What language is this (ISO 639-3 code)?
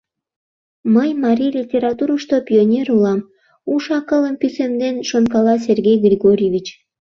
chm